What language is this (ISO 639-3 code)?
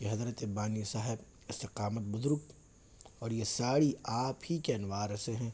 urd